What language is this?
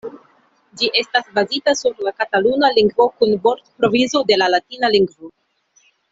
Esperanto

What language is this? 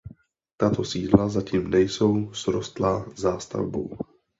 Czech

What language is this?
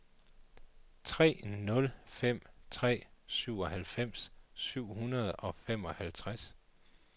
Danish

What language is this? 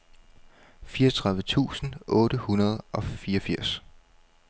Danish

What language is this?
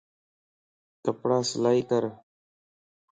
Lasi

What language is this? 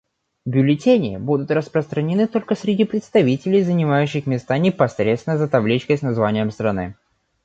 Russian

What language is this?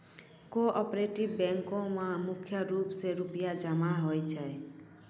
Maithili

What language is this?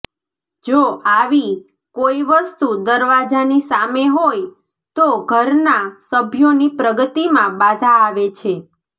Gujarati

